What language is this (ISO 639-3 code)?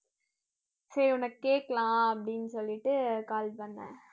tam